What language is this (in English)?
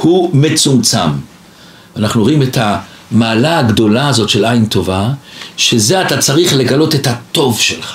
Hebrew